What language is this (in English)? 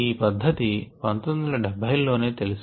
Telugu